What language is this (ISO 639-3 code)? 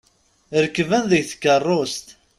kab